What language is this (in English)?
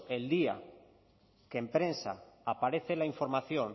Spanish